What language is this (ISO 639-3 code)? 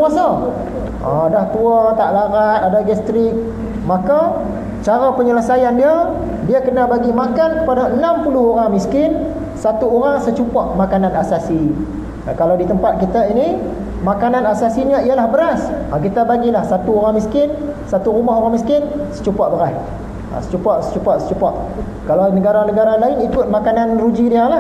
msa